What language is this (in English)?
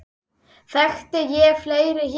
Icelandic